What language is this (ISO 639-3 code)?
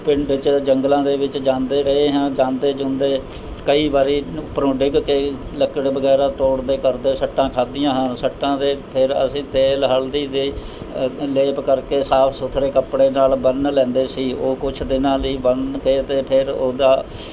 pan